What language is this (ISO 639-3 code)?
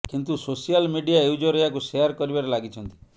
ori